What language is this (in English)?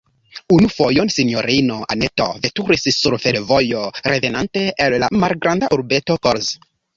Esperanto